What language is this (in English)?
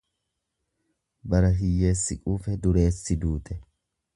Oromo